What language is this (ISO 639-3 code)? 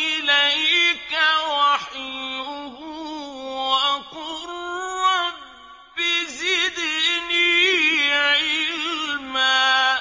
ara